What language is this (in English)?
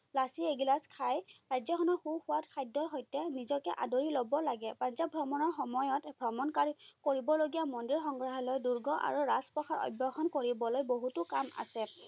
Assamese